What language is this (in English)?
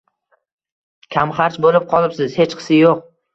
Uzbek